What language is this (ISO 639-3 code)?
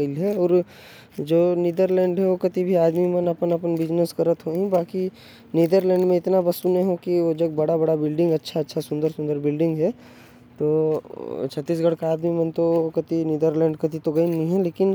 kfp